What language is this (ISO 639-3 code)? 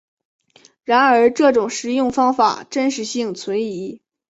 zho